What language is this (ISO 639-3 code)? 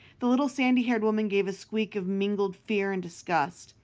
eng